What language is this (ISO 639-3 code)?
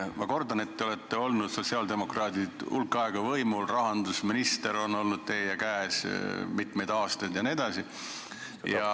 est